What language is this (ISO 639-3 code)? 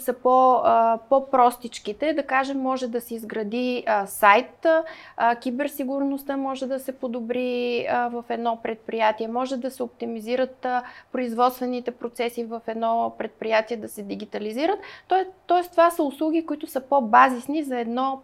bul